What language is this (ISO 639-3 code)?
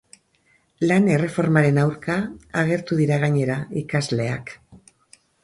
eus